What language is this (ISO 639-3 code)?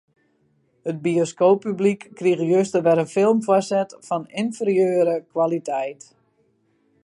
fry